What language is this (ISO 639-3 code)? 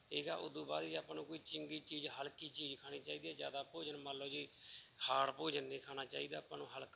pan